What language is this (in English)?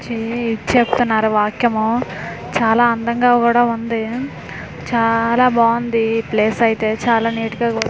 Telugu